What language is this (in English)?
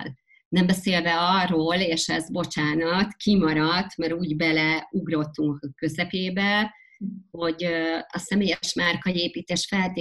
Hungarian